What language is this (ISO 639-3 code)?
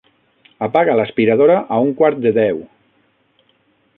cat